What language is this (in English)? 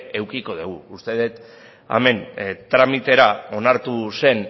Basque